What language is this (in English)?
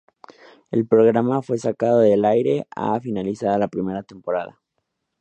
Spanish